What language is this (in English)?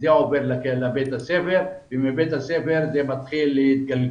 Hebrew